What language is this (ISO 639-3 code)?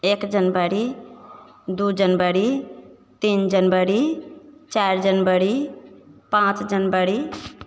mai